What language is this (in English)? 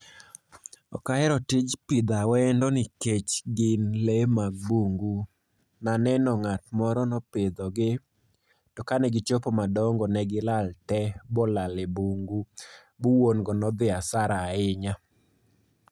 Luo (Kenya and Tanzania)